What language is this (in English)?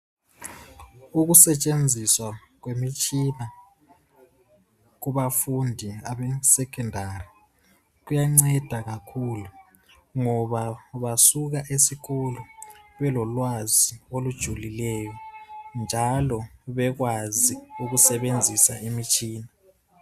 North Ndebele